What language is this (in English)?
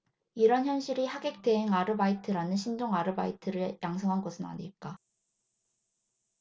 Korean